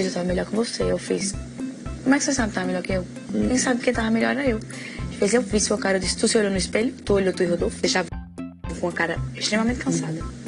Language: Portuguese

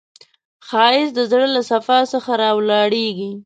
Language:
Pashto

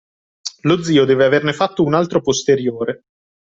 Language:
Italian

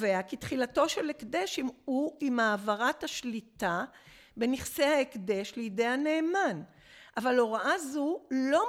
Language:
Hebrew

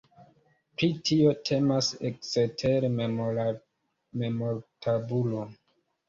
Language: Esperanto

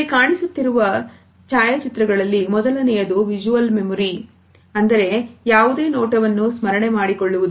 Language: Kannada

